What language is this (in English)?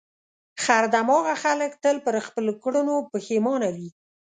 Pashto